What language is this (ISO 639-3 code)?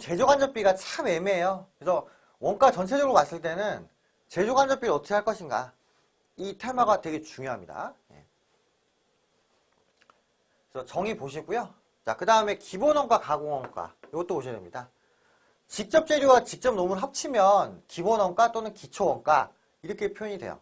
kor